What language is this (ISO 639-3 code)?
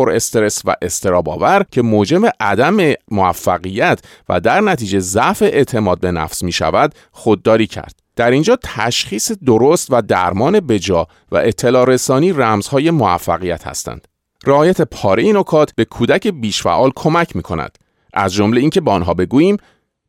fas